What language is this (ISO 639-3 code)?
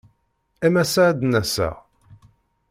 kab